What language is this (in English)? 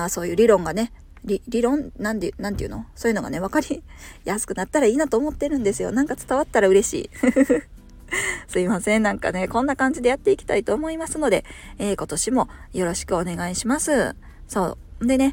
Japanese